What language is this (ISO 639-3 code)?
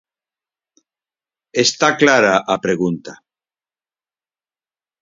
glg